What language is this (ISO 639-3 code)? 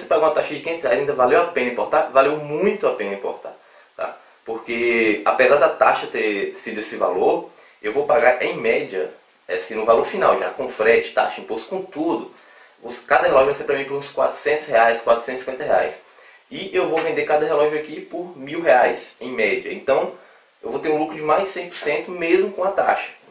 por